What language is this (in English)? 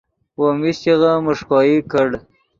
Yidgha